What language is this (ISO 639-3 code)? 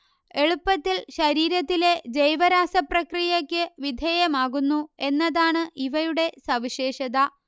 mal